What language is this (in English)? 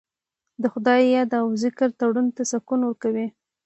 Pashto